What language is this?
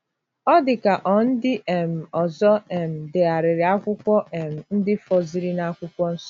Igbo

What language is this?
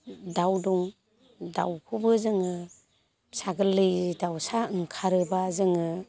Bodo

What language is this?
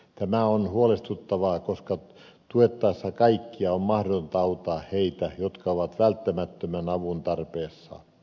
Finnish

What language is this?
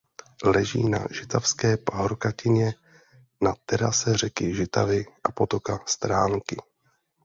Czech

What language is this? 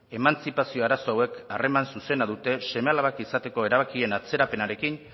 Basque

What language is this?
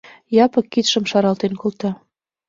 Mari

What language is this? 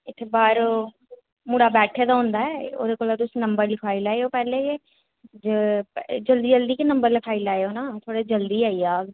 Dogri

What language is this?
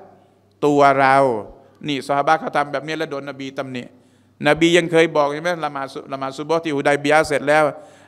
Thai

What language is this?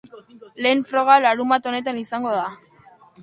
Basque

